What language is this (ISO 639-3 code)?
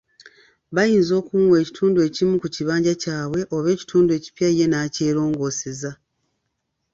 lug